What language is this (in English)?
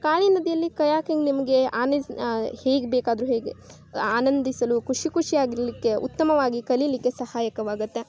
Kannada